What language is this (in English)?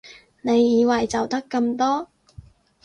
Cantonese